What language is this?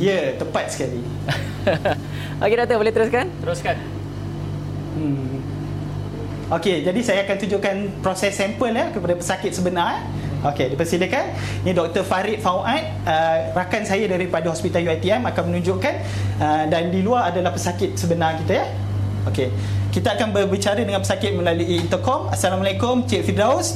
Malay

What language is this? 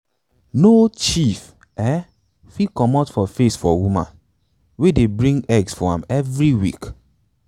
Nigerian Pidgin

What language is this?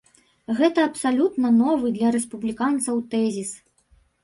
Belarusian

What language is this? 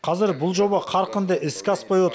Kazakh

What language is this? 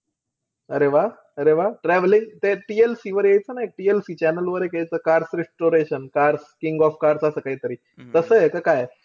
Marathi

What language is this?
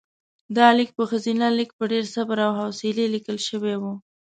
Pashto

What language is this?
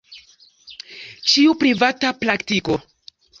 Esperanto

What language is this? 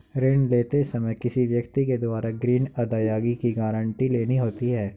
Hindi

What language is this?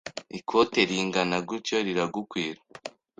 Kinyarwanda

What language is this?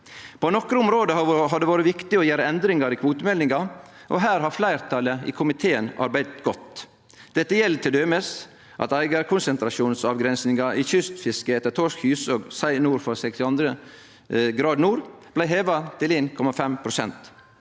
Norwegian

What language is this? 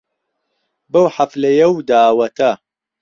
Central Kurdish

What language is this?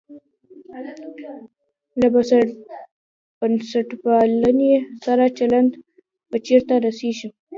Pashto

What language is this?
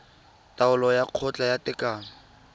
Tswana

